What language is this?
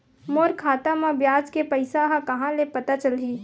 Chhattisgarhi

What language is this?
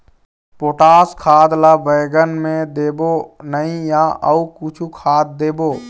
Chhattisgarhi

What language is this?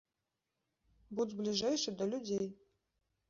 Belarusian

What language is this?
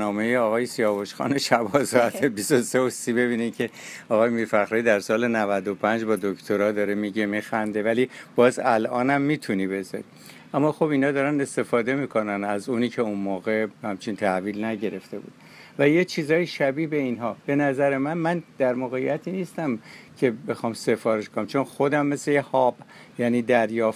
Persian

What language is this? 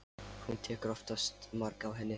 Icelandic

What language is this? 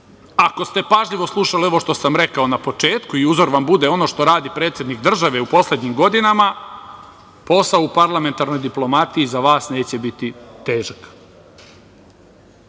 Serbian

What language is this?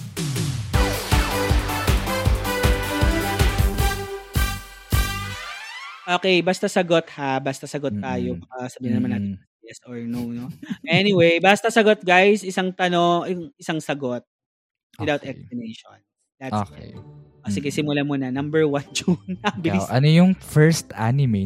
Filipino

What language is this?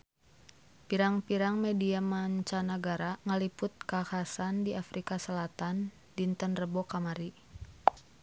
Sundanese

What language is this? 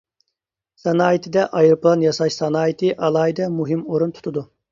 Uyghur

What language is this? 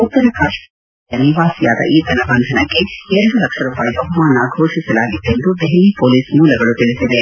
Kannada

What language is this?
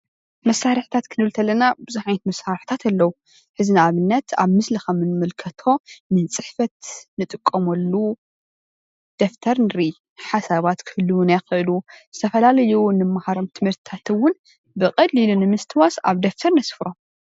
Tigrinya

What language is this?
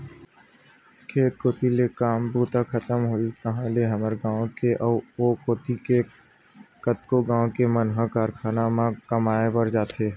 Chhattisgarhi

